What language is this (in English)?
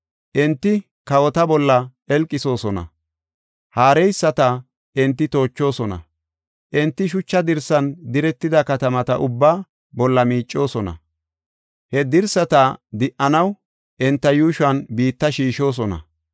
Gofa